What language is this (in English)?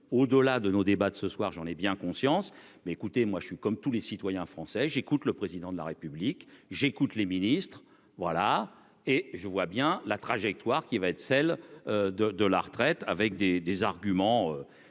French